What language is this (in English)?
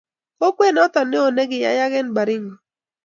Kalenjin